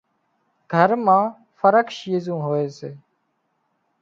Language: Wadiyara Koli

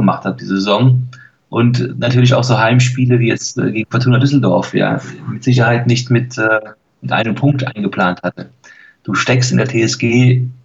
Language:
German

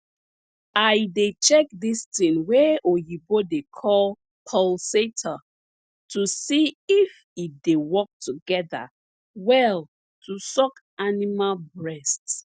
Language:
Nigerian Pidgin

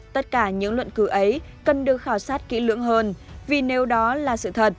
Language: Vietnamese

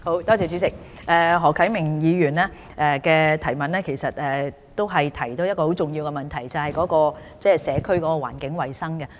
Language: Cantonese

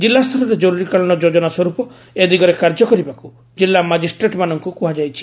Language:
Odia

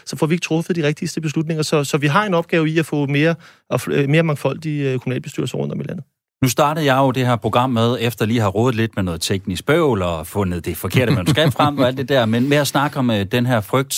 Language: Danish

